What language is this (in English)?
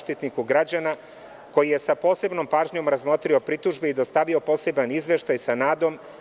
Serbian